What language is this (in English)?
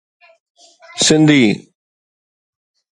Sindhi